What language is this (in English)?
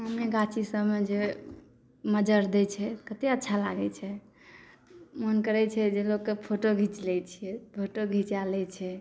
Maithili